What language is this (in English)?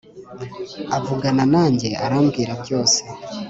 Kinyarwanda